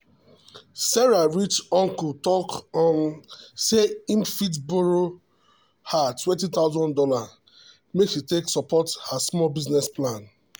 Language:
Nigerian Pidgin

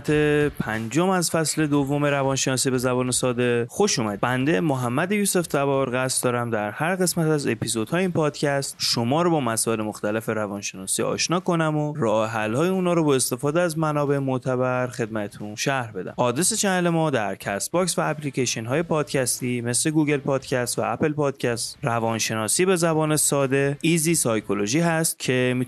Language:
Persian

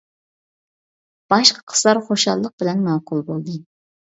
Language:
Uyghur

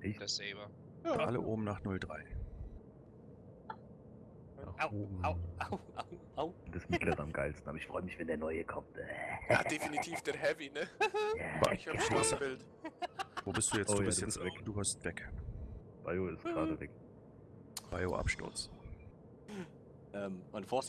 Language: German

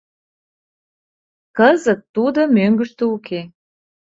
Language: Mari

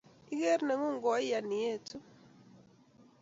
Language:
Kalenjin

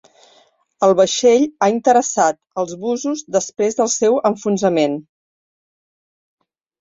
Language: Catalan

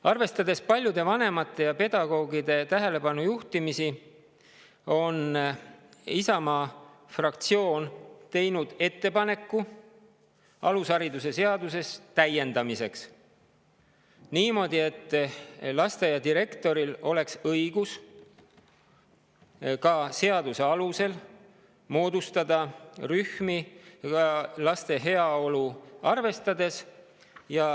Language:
Estonian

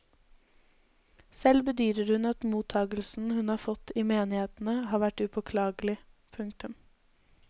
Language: Norwegian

